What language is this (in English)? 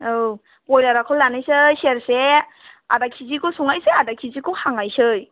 Bodo